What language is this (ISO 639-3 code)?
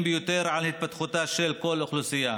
heb